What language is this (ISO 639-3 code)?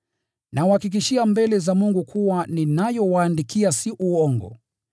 swa